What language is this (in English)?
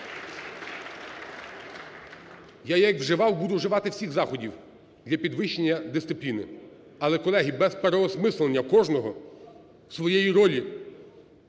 Ukrainian